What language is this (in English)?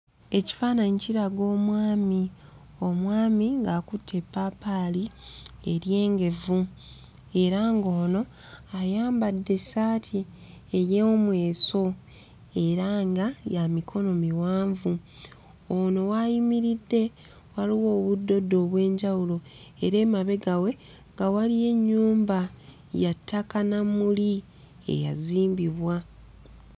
Ganda